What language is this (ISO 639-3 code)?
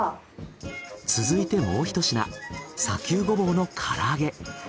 jpn